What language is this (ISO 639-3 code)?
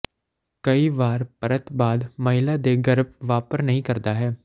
pan